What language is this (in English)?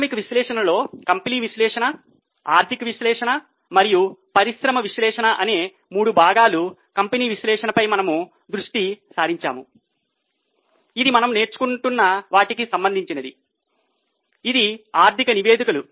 Telugu